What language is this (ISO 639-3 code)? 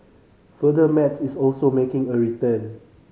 eng